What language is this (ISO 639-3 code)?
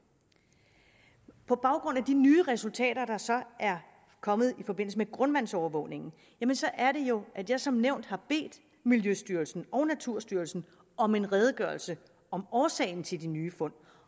dan